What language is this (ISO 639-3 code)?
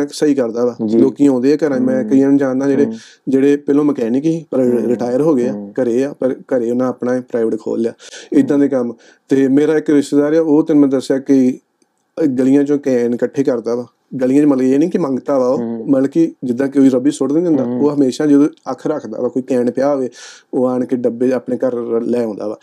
pan